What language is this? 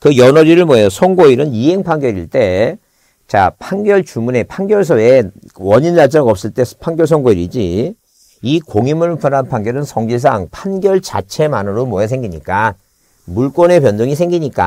Korean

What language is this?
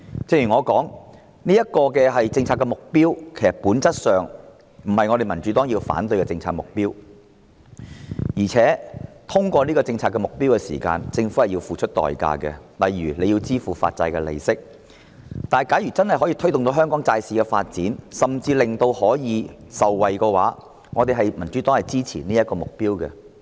Cantonese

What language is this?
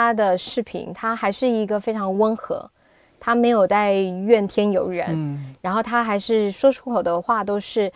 Chinese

